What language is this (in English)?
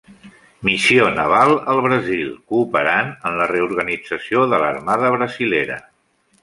Catalan